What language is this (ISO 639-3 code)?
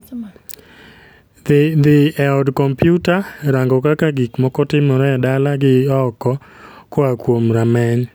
luo